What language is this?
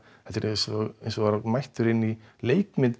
Icelandic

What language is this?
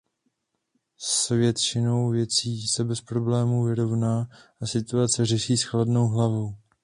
Czech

